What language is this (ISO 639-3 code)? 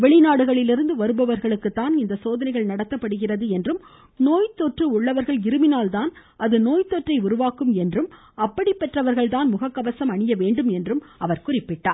tam